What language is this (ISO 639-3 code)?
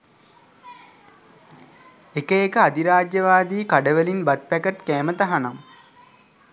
sin